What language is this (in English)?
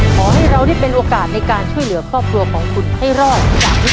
Thai